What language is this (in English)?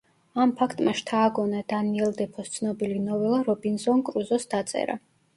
Georgian